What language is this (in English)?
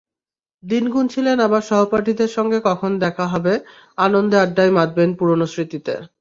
Bangla